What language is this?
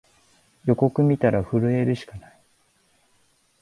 Japanese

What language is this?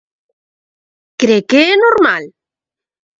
Galician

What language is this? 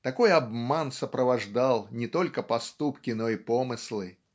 Russian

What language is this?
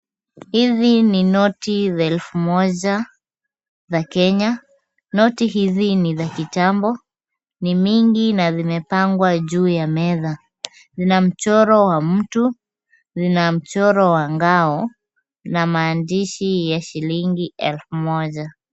Swahili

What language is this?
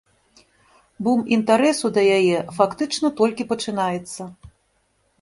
Belarusian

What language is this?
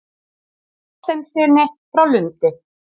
Icelandic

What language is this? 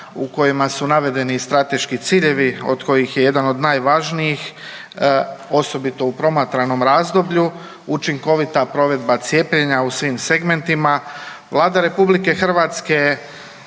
Croatian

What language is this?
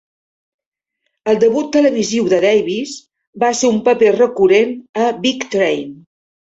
Catalan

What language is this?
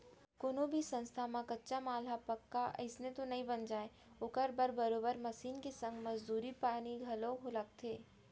Chhattisgarhi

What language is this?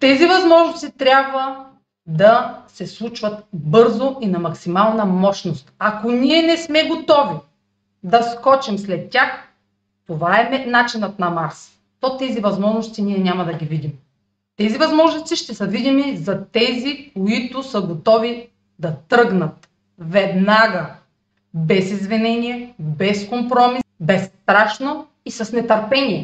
Bulgarian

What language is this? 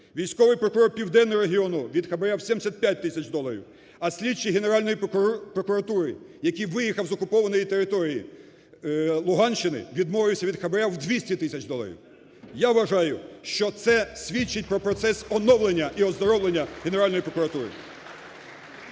Ukrainian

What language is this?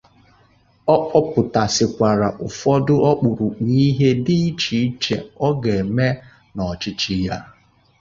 Igbo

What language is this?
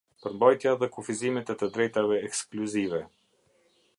Albanian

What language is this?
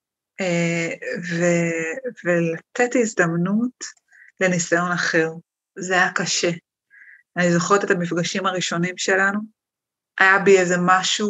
Hebrew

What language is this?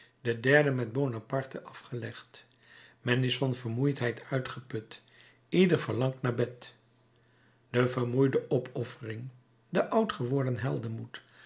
Dutch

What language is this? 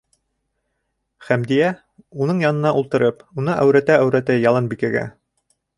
Bashkir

